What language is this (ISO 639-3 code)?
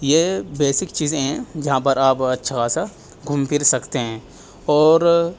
urd